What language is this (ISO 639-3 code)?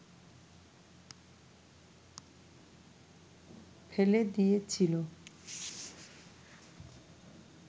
ben